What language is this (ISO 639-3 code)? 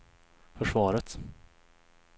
swe